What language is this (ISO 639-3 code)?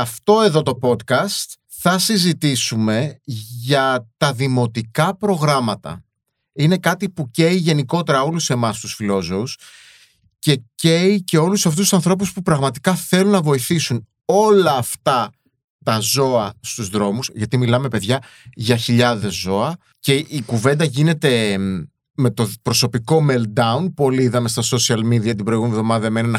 ell